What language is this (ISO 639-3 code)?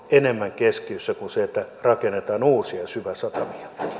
fin